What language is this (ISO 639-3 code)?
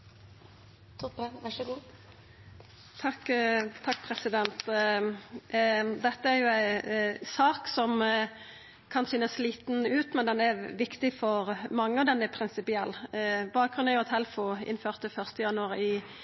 nno